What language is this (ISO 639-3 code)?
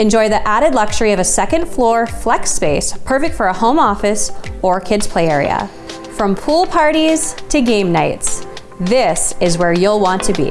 eng